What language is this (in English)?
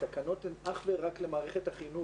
Hebrew